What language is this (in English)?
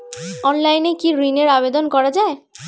Bangla